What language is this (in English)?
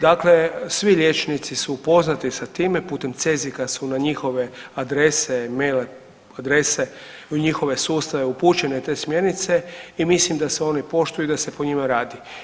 Croatian